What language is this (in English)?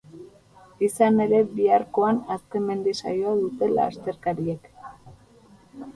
Basque